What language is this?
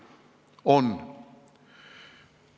Estonian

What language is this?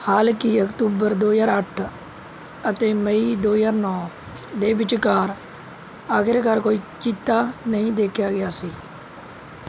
Punjabi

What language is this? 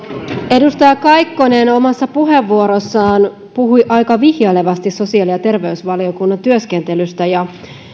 Finnish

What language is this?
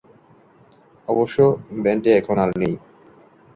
Bangla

